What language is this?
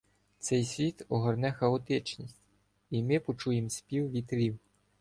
Ukrainian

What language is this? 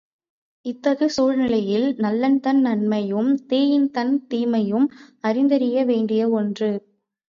Tamil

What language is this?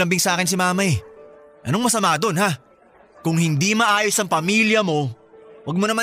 Filipino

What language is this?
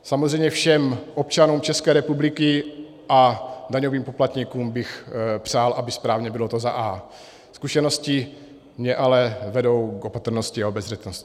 Czech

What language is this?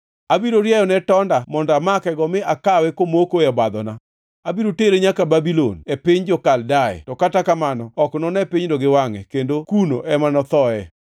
Luo (Kenya and Tanzania)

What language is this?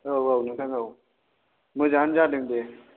Bodo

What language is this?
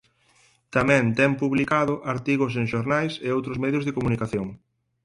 Galician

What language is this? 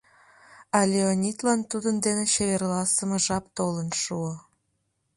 Mari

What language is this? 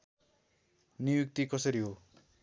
Nepali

